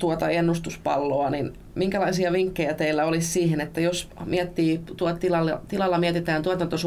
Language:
Finnish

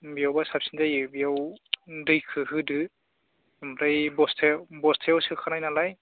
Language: Bodo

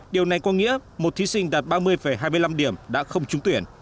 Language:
Vietnamese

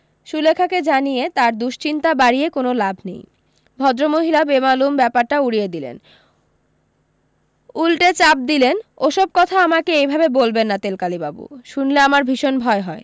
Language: Bangla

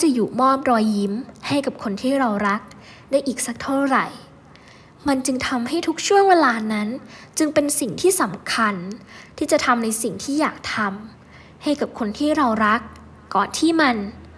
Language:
Thai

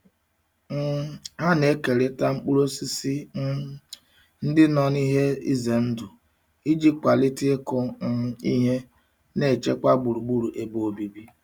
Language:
Igbo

